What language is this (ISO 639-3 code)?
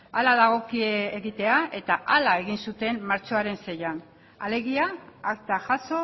eus